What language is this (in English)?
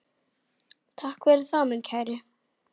Icelandic